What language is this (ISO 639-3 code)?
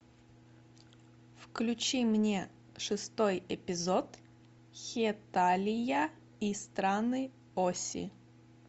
rus